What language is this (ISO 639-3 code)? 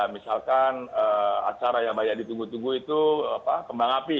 ind